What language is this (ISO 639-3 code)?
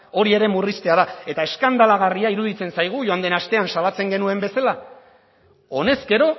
eus